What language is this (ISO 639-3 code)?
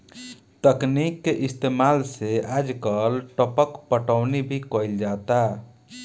bho